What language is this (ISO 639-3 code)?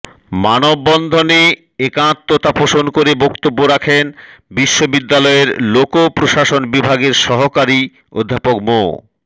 ben